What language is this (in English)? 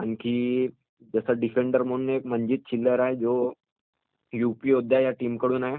Marathi